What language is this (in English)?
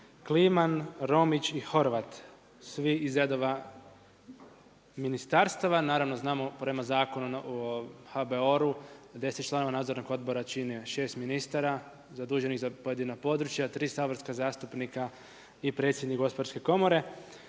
Croatian